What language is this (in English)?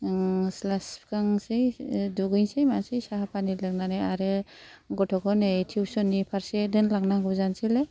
Bodo